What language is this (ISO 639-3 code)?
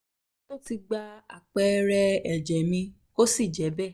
yor